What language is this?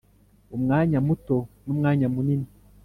Kinyarwanda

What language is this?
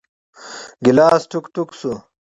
Pashto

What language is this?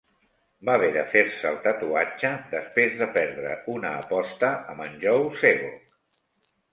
Catalan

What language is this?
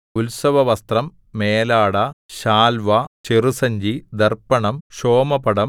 Malayalam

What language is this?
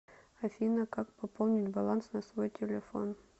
Russian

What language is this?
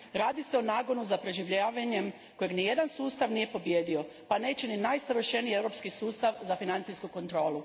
Croatian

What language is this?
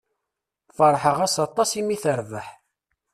Kabyle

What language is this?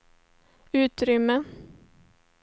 Swedish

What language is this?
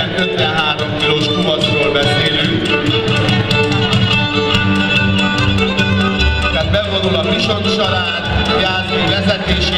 Hungarian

